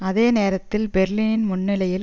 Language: Tamil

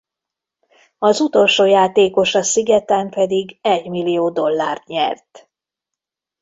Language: Hungarian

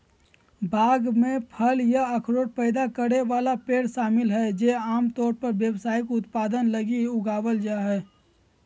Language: Magahi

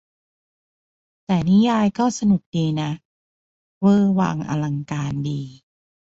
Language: Thai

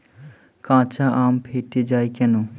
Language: Bangla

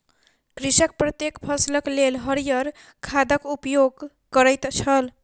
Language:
Maithili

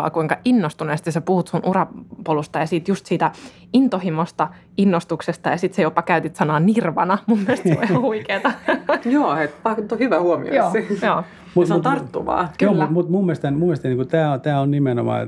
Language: Finnish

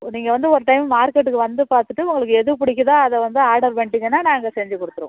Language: Tamil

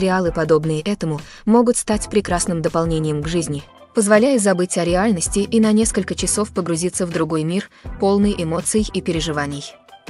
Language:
Russian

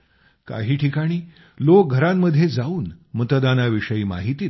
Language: Marathi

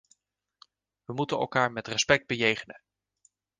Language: Dutch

